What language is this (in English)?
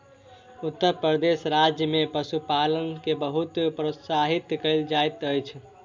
Maithili